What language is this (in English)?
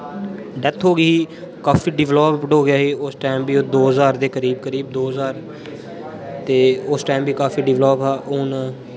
Dogri